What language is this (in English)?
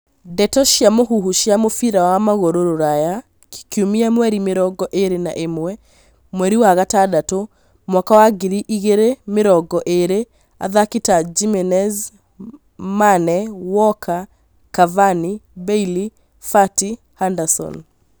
Kikuyu